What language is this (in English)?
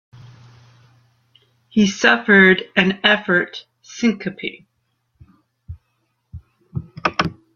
English